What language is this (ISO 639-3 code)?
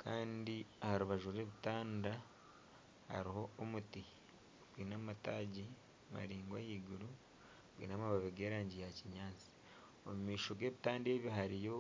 nyn